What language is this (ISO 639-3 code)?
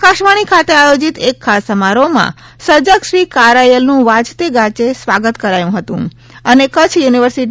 guj